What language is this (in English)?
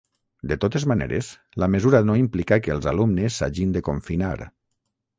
Catalan